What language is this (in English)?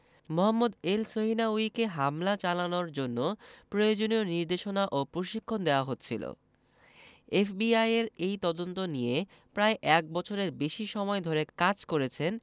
Bangla